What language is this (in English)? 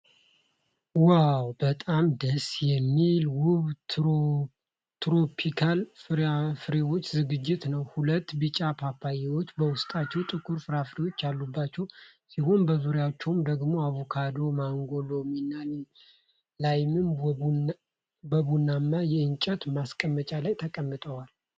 Amharic